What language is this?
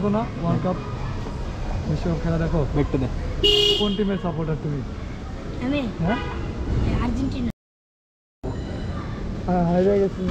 Arabic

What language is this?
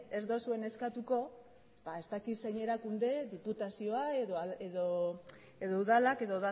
Basque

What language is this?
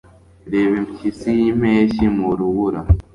Kinyarwanda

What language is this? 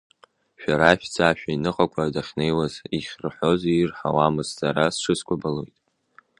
Abkhazian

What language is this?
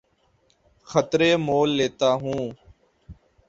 Urdu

